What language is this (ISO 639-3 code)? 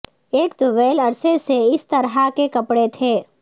urd